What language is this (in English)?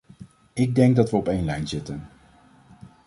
Dutch